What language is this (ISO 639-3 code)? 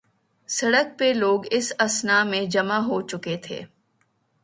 urd